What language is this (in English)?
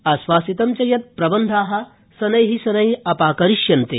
Sanskrit